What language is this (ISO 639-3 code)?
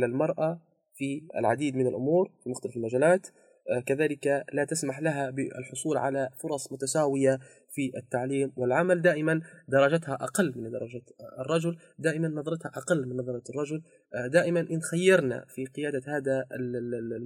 ara